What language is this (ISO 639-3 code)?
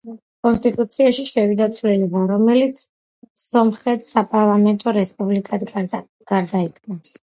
kat